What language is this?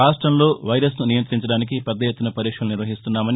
Telugu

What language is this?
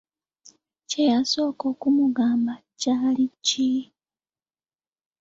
Ganda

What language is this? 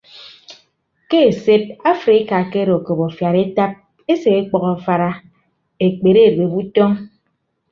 Ibibio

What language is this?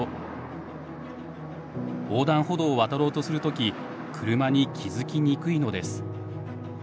Japanese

